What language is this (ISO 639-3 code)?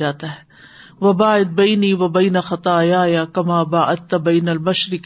urd